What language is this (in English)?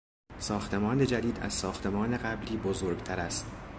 Persian